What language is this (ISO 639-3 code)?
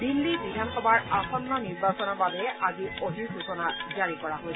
asm